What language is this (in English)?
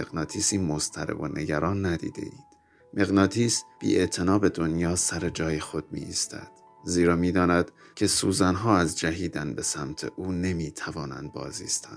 Persian